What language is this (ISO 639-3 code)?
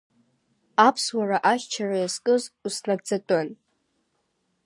abk